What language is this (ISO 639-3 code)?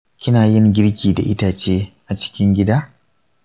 hau